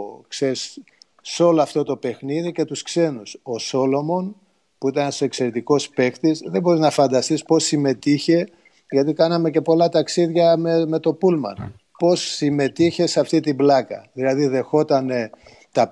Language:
Greek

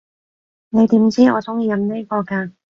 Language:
Cantonese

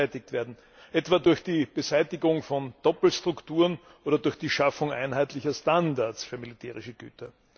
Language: German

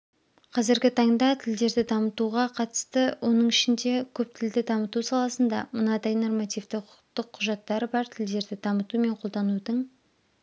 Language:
Kazakh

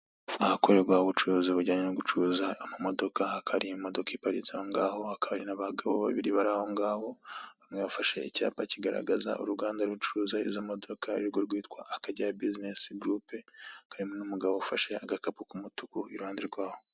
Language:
Kinyarwanda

